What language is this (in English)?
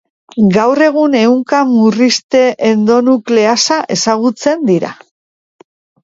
Basque